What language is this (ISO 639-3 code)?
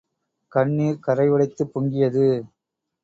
tam